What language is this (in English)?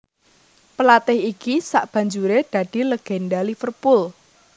Javanese